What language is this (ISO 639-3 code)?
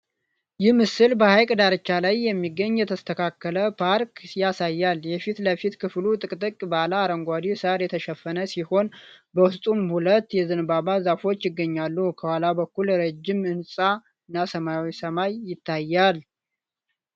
amh